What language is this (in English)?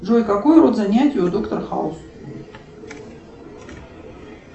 Russian